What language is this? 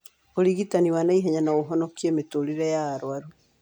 Kikuyu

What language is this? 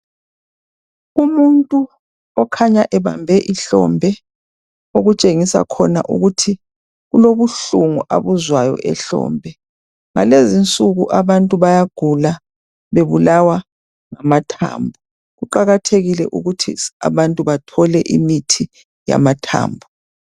North Ndebele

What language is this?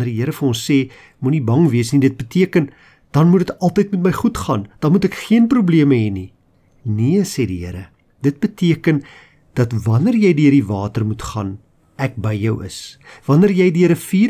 Dutch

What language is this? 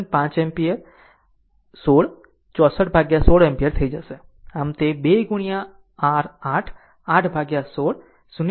Gujarati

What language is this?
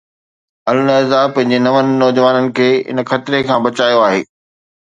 Sindhi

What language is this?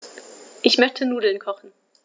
German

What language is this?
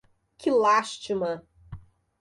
Portuguese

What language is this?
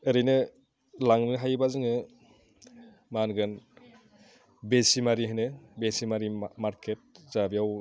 Bodo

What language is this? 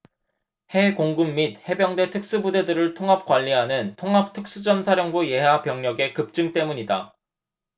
Korean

